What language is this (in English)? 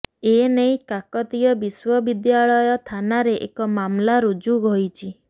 Odia